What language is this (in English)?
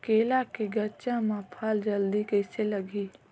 Chhattisgarhi